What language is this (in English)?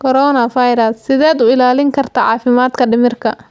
Somali